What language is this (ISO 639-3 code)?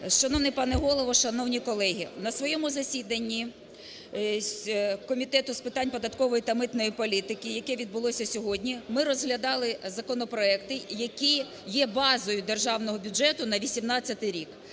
ukr